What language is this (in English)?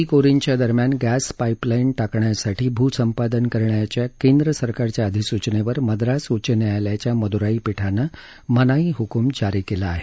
Marathi